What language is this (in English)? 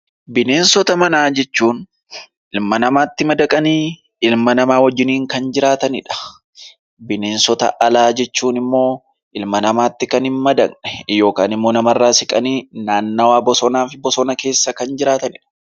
Oromo